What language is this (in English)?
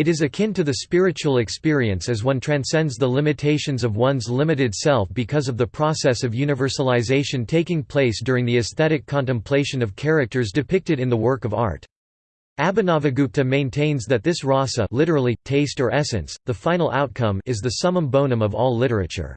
English